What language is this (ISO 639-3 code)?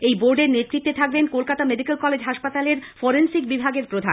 ben